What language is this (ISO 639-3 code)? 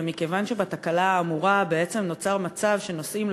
heb